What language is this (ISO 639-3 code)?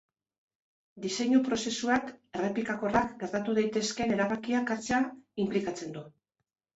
eus